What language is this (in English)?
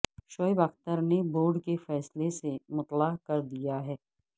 Urdu